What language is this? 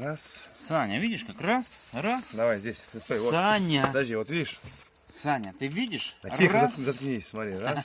Russian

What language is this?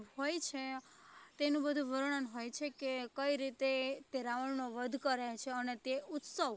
Gujarati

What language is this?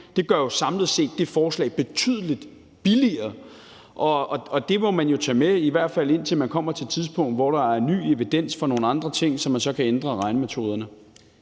Danish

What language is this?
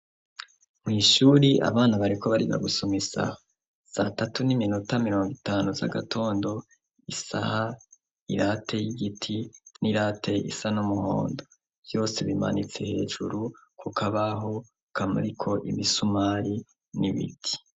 Rundi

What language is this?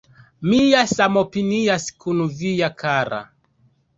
Esperanto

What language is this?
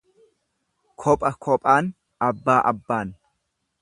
Oromo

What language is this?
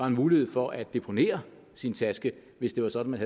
Danish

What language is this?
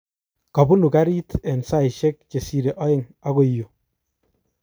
Kalenjin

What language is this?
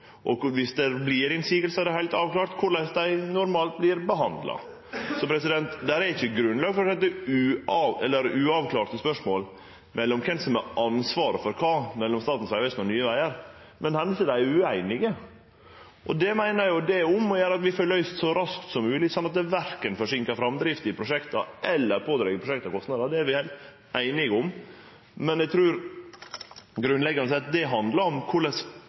Norwegian Nynorsk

